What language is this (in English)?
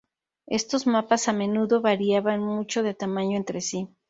Spanish